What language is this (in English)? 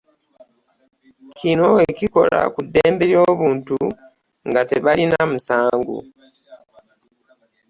Ganda